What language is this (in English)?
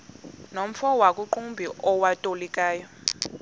Xhosa